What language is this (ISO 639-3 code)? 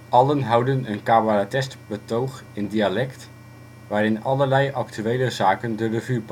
nld